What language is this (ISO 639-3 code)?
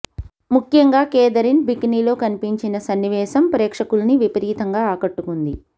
tel